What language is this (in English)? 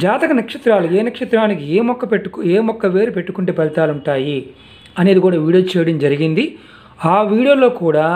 Telugu